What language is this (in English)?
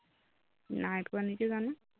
Assamese